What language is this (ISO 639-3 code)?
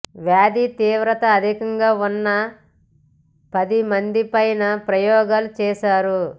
tel